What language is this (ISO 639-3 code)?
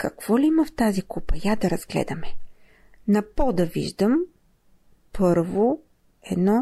bul